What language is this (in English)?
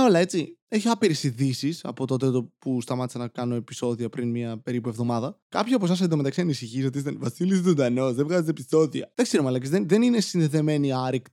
Greek